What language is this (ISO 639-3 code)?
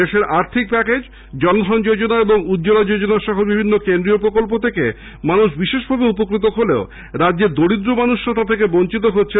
ben